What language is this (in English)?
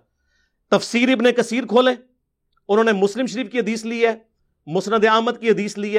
Urdu